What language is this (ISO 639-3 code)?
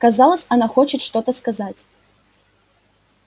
rus